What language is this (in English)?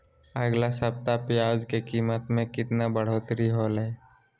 Magahi